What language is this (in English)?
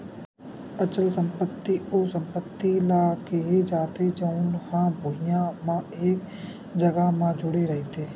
Chhattisgarhi